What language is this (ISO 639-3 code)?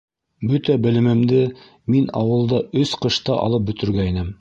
bak